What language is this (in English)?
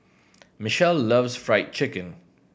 English